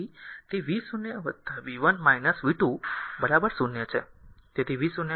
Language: Gujarati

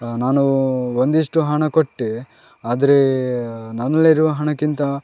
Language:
Kannada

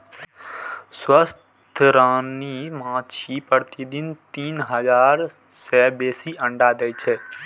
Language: Maithili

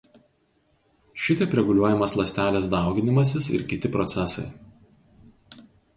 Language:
Lithuanian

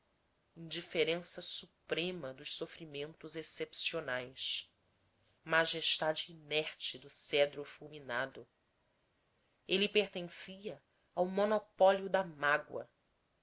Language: Portuguese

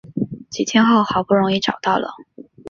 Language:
Chinese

